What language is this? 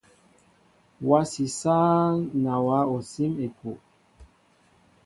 Mbo (Cameroon)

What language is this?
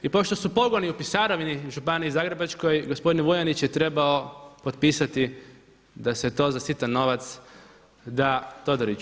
Croatian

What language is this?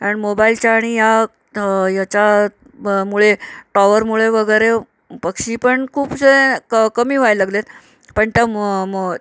Marathi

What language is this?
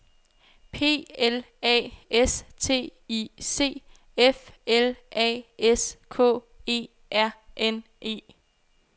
Danish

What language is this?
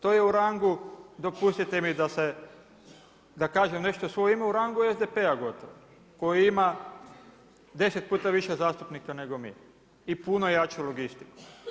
Croatian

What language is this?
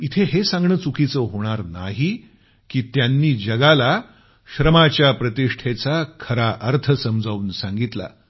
Marathi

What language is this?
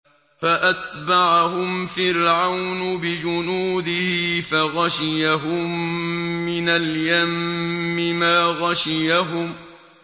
Arabic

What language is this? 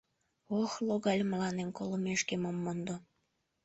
Mari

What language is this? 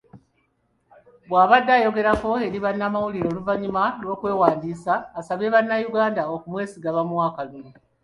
Ganda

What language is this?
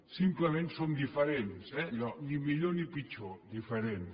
Catalan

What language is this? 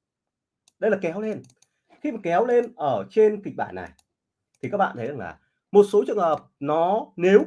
Vietnamese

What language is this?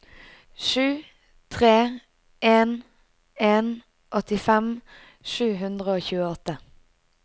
Norwegian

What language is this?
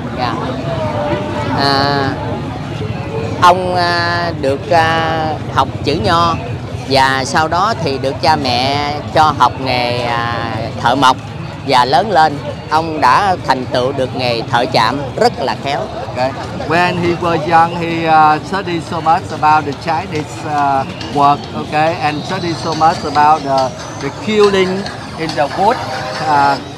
Vietnamese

